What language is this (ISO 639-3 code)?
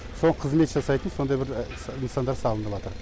kaz